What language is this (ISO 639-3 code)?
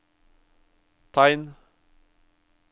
nor